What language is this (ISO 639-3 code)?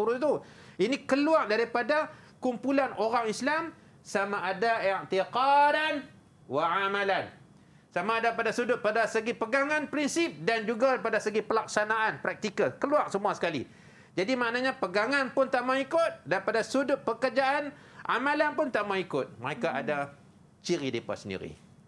msa